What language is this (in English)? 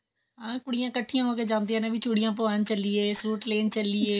Punjabi